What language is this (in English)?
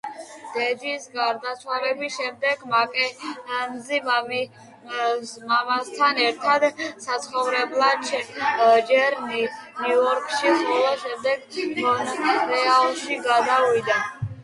Georgian